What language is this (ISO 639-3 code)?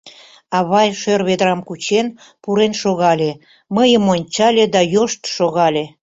chm